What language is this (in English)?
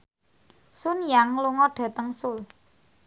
Javanese